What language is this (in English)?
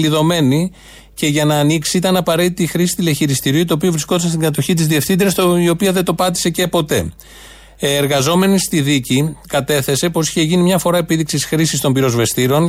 Greek